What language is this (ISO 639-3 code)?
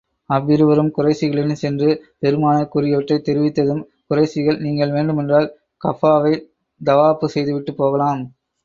tam